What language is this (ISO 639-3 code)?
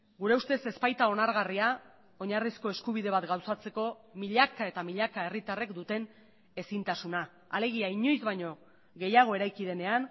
eus